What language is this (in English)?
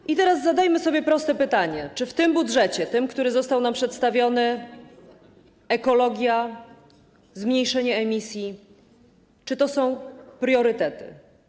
Polish